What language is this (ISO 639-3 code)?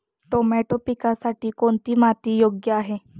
mar